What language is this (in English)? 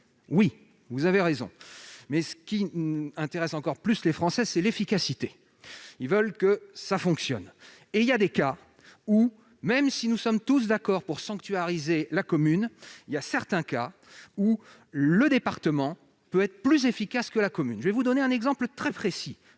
French